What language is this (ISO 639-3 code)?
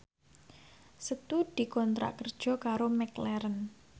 jav